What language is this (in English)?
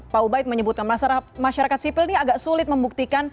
Indonesian